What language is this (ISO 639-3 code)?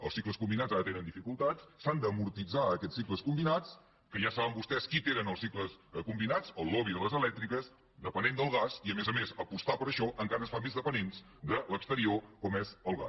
cat